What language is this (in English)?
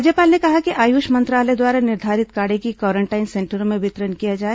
Hindi